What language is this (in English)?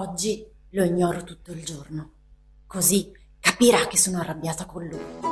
Italian